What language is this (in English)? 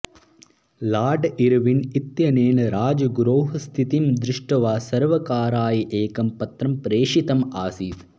Sanskrit